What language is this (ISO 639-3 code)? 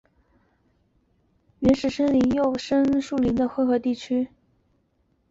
zho